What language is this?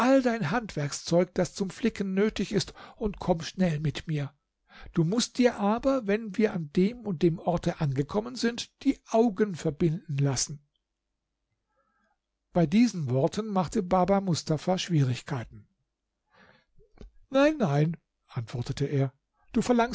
German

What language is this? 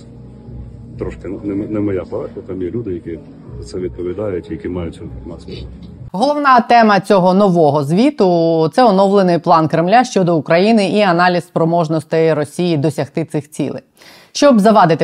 Ukrainian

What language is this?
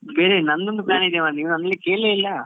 Kannada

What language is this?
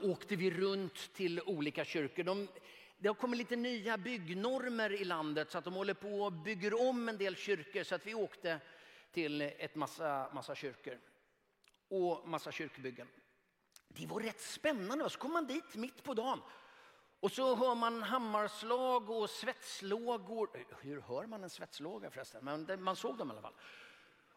Swedish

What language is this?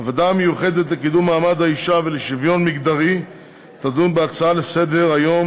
Hebrew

